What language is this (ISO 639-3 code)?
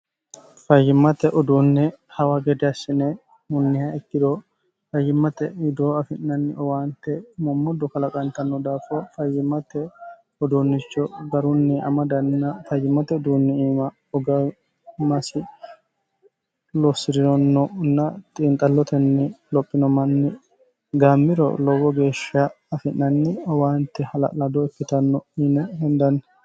sid